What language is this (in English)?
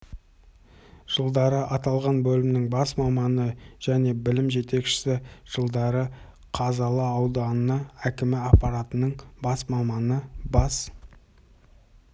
Kazakh